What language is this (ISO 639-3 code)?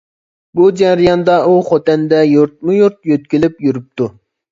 uig